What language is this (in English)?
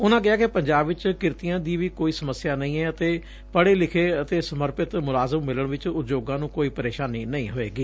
Punjabi